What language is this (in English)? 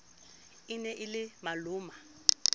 Southern Sotho